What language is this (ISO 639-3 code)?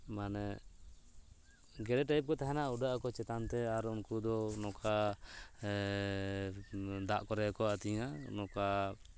sat